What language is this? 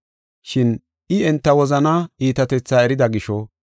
Gofa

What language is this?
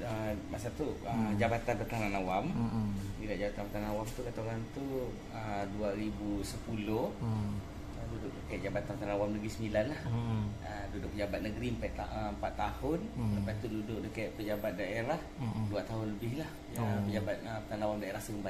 Malay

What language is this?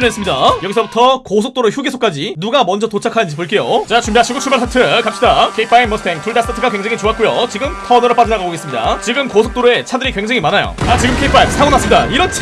Korean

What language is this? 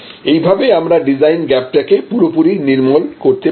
Bangla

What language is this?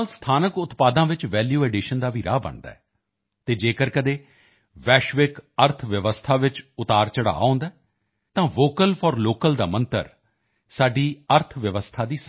Punjabi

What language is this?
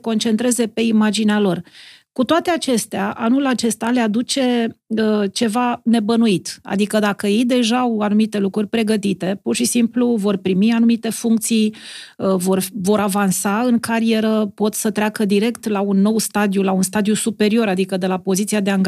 Romanian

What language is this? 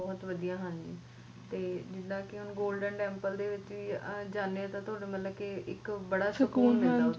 Punjabi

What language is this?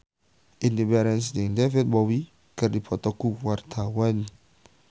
Sundanese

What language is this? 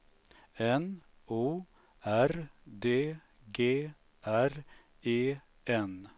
Swedish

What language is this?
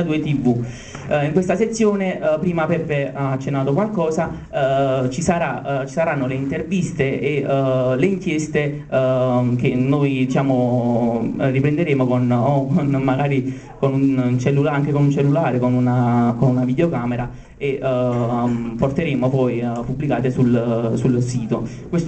Italian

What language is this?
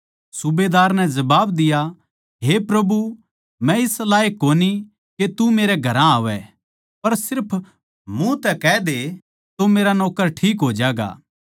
Haryanvi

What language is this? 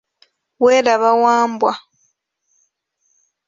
Ganda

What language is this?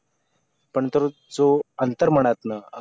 Marathi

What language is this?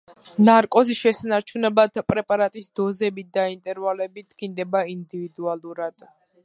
Georgian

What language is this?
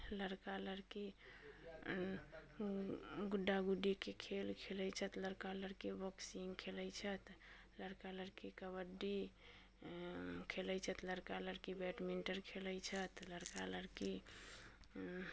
Maithili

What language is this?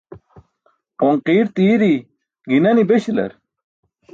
Burushaski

